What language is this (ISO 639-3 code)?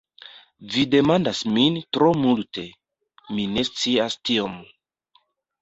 epo